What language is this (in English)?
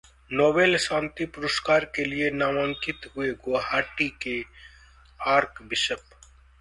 Hindi